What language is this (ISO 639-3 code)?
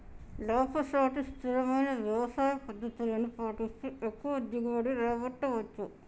tel